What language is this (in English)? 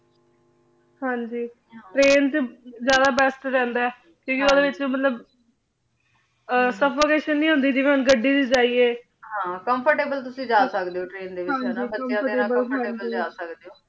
Punjabi